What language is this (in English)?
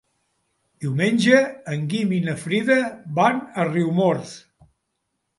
Catalan